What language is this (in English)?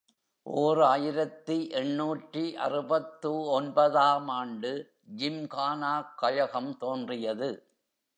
Tamil